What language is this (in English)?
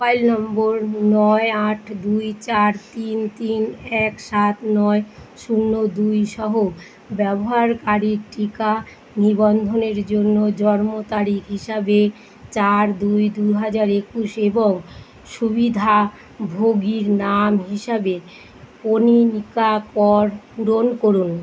Bangla